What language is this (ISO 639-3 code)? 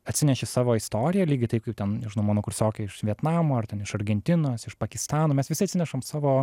lit